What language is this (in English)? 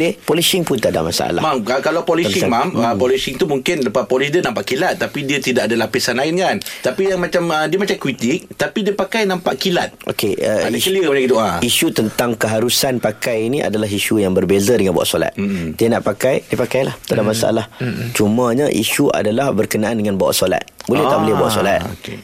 Malay